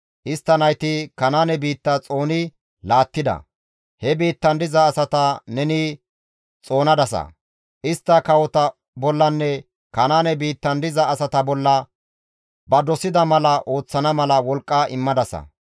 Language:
Gamo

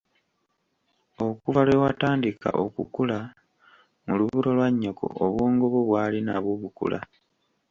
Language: Ganda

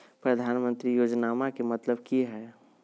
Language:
Magahi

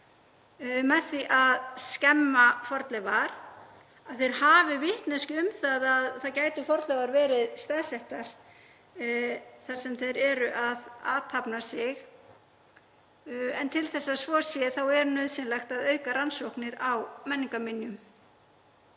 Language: Icelandic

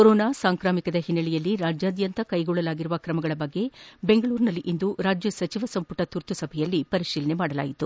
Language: Kannada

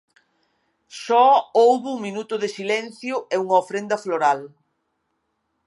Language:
Galician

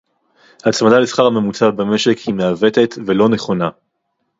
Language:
Hebrew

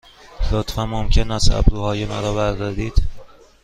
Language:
Persian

